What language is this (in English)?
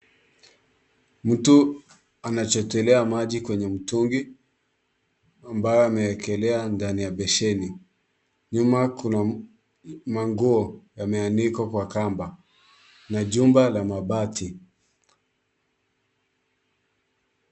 Swahili